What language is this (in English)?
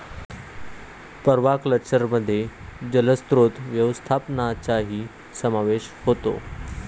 Marathi